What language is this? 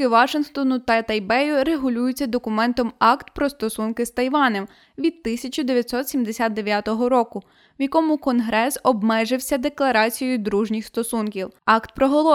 Ukrainian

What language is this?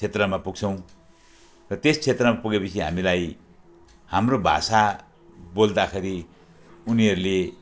Nepali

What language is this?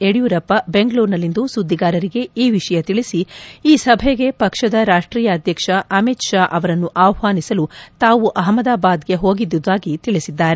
Kannada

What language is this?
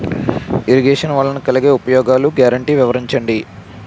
Telugu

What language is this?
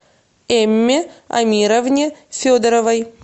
Russian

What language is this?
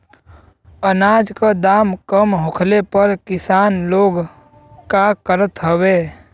Bhojpuri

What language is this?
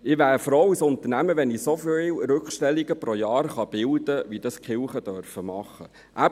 Swiss German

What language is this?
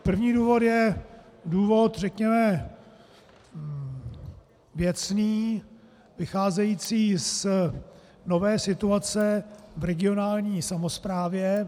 Czech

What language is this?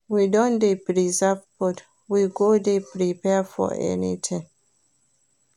Nigerian Pidgin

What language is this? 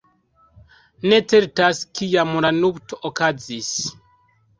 Esperanto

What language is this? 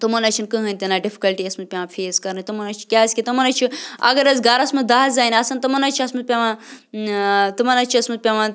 Kashmiri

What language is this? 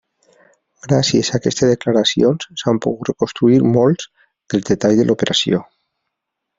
Catalan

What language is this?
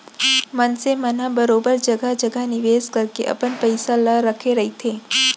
Chhattisgarhi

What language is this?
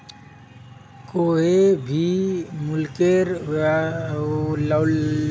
Magahi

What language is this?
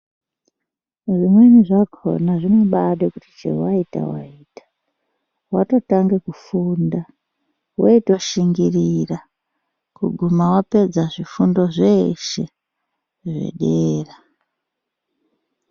Ndau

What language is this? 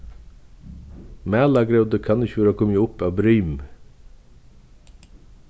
Faroese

